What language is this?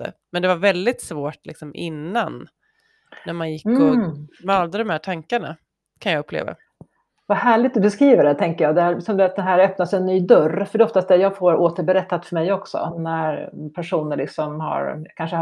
Swedish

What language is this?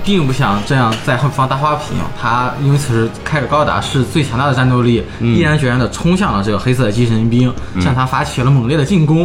Chinese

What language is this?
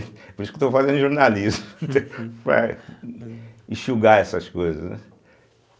Portuguese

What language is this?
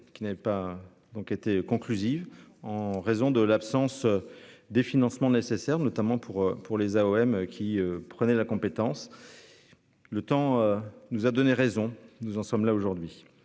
French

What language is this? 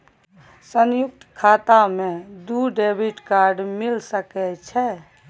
Maithili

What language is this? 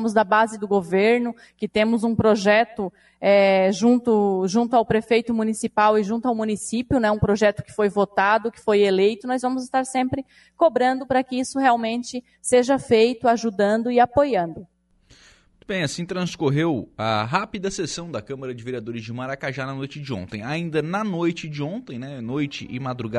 Portuguese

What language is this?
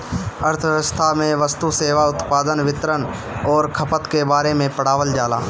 Bhojpuri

